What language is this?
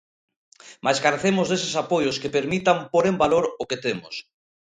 Galician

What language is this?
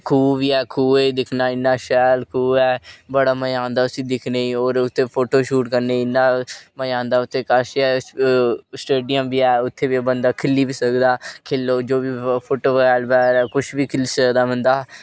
Dogri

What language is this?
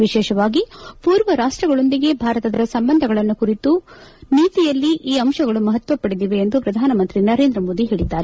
Kannada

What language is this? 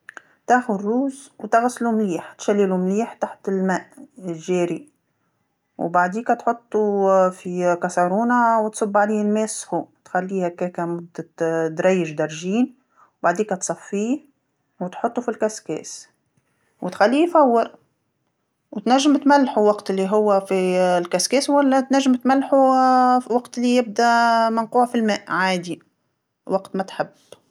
Tunisian Arabic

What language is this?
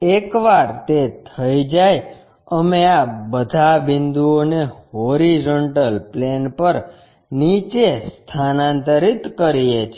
Gujarati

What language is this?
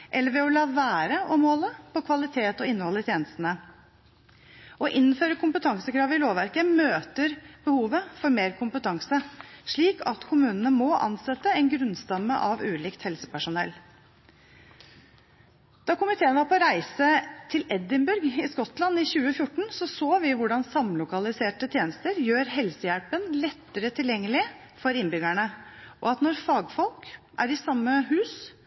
Norwegian Bokmål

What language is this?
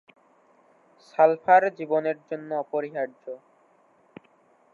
Bangla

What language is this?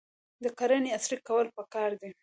Pashto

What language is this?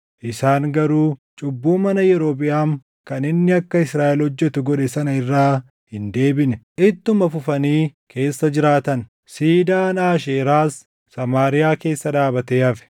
Oromo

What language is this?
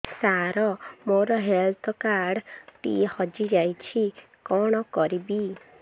Odia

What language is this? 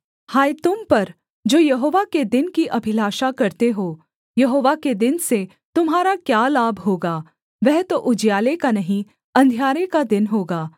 Hindi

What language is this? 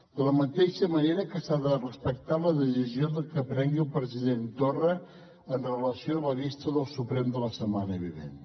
Catalan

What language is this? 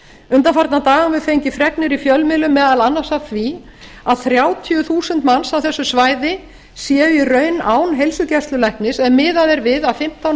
Icelandic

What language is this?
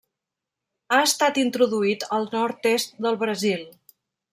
Catalan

